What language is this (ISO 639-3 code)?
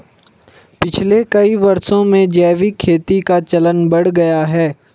hin